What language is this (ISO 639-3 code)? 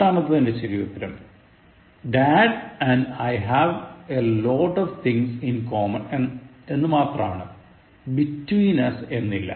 mal